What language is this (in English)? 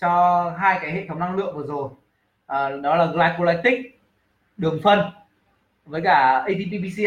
Vietnamese